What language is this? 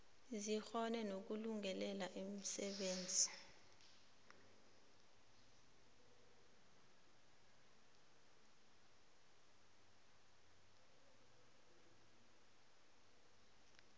South Ndebele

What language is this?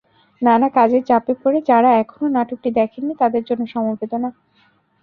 Bangla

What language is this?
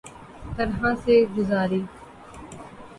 Urdu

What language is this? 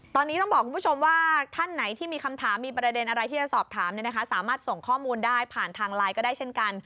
Thai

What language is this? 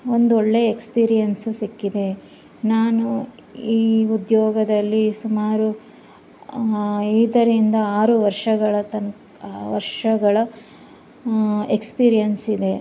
Kannada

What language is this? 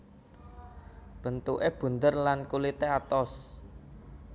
Javanese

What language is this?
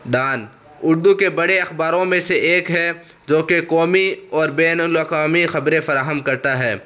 Urdu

